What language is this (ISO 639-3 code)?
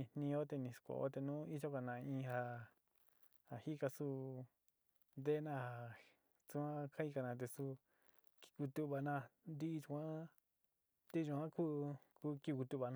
xti